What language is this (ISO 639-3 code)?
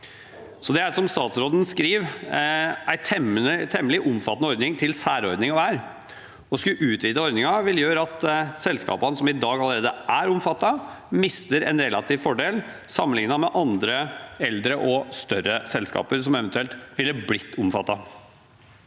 nor